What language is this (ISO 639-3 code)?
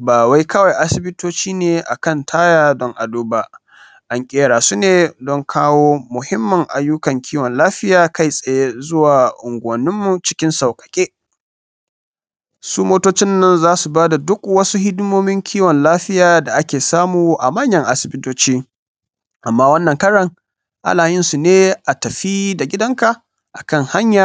hau